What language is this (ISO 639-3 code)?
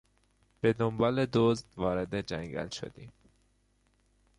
fas